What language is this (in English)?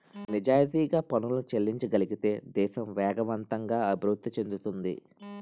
Telugu